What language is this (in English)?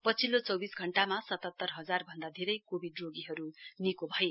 Nepali